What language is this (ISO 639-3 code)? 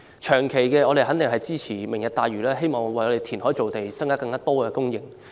yue